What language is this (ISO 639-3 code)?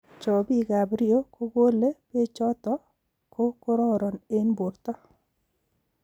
kln